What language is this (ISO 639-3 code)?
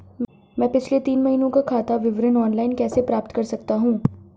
hin